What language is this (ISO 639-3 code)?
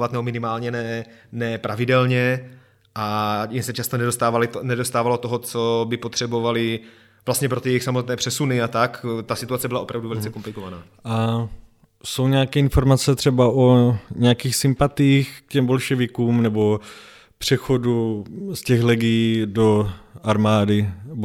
ces